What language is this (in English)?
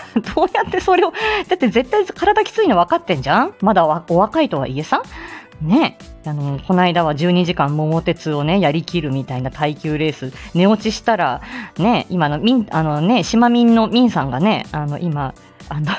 Japanese